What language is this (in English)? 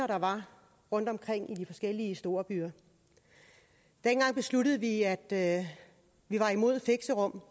Danish